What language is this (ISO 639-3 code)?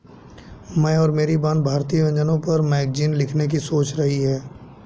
hin